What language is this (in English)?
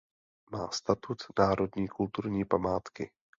Czech